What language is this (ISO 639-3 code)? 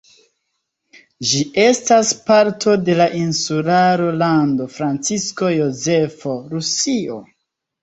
epo